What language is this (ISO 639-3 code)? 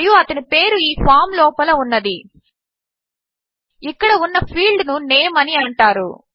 tel